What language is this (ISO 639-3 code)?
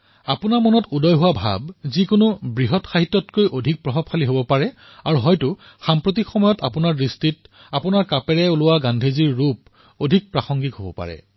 asm